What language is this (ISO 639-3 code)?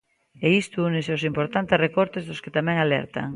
glg